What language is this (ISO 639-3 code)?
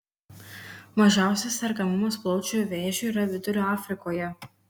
lit